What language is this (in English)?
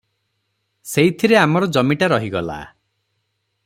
Odia